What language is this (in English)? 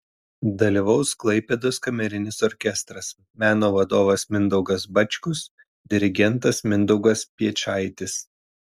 Lithuanian